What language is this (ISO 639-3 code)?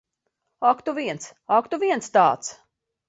lav